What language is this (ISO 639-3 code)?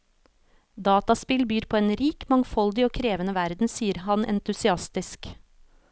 nor